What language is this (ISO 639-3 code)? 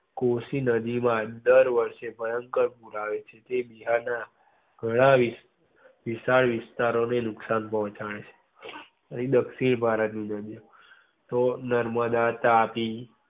guj